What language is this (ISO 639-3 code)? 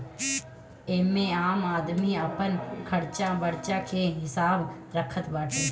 bho